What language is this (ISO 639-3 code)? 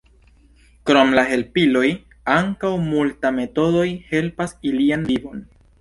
epo